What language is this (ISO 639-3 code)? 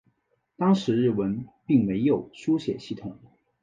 zho